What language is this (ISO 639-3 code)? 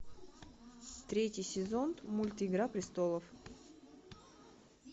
rus